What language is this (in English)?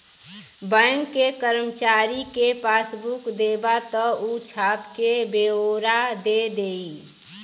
Bhojpuri